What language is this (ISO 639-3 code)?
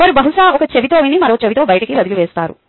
tel